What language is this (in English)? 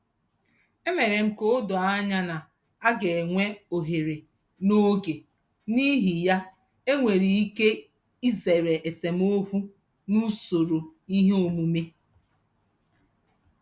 Igbo